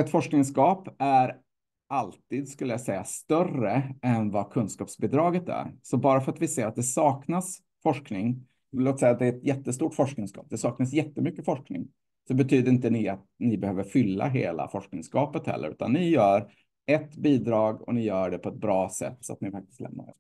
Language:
Swedish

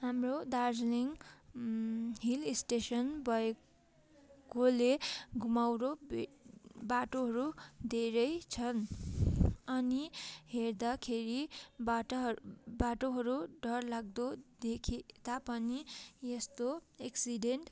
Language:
Nepali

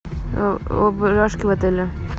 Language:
Russian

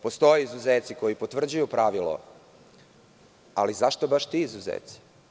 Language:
Serbian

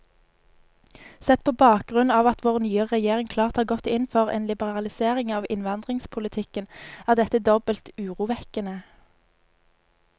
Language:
Norwegian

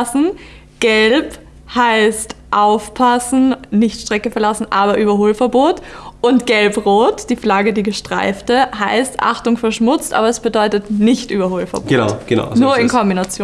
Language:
German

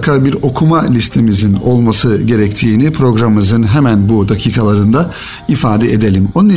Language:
Turkish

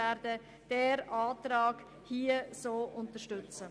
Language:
Swiss German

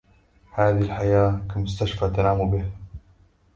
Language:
Arabic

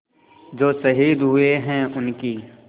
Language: Hindi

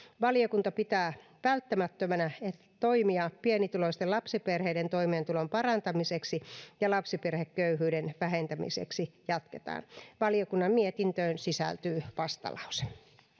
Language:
Finnish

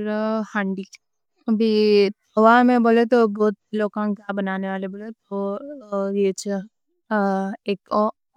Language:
Deccan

